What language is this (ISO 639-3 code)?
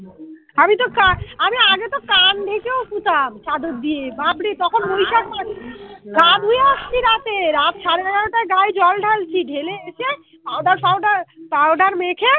ben